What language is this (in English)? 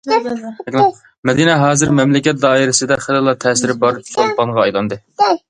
Uyghur